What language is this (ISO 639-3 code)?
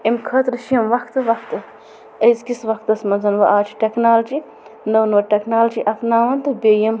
kas